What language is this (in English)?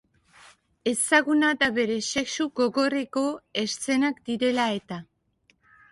Basque